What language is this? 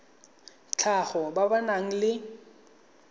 Tswana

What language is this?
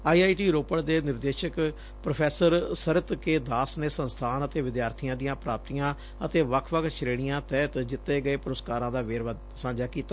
Punjabi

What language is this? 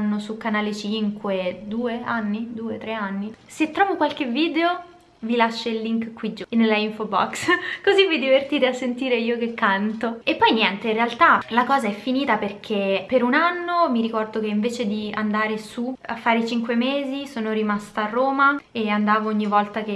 Italian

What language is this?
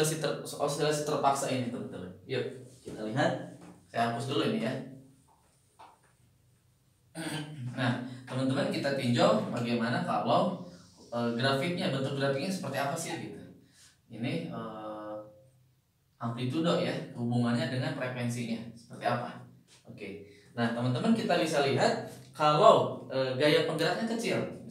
Indonesian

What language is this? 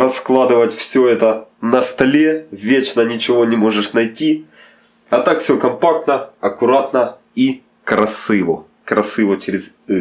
Russian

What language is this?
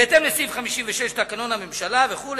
Hebrew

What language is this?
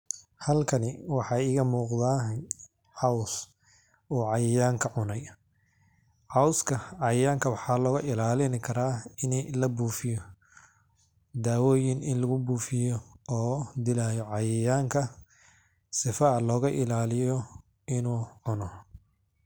Somali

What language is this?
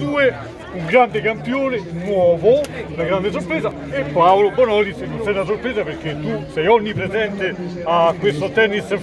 Italian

